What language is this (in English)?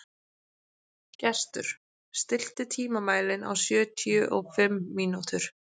Icelandic